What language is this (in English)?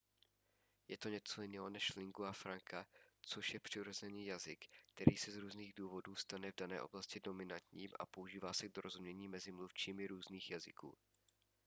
Czech